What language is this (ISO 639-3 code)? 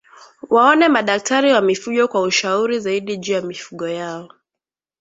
swa